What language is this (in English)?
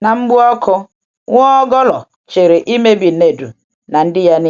Igbo